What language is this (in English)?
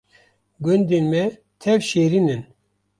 Kurdish